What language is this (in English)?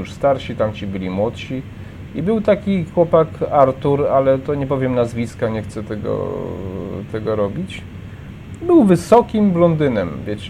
Polish